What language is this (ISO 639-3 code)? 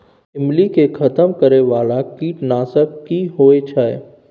mai